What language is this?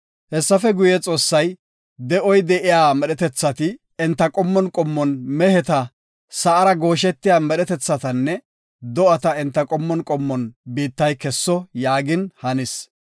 Gofa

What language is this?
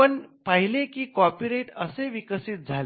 Marathi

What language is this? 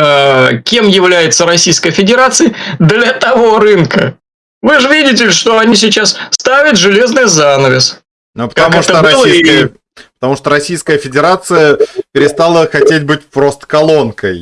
Russian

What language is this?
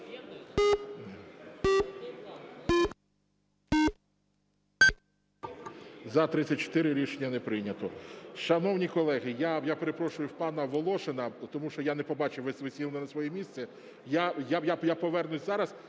Ukrainian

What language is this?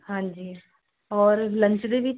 Punjabi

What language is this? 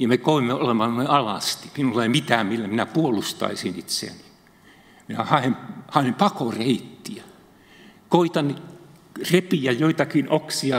Finnish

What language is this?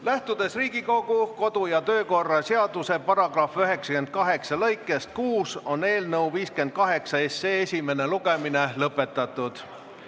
Estonian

